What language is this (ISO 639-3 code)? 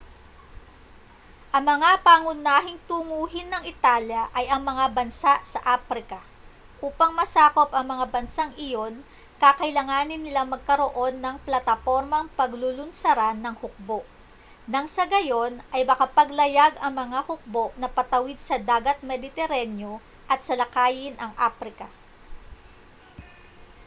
fil